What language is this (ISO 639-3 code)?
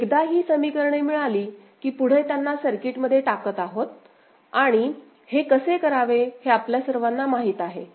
mar